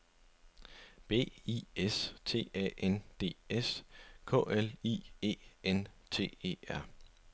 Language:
Danish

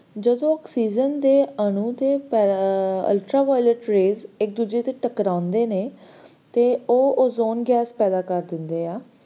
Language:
Punjabi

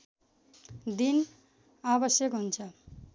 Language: Nepali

